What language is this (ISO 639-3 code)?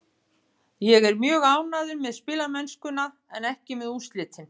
isl